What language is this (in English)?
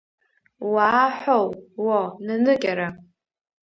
Abkhazian